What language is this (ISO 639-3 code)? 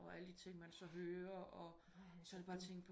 dan